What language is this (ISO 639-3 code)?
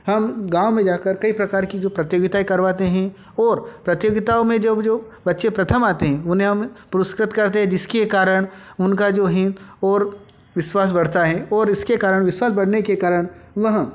hin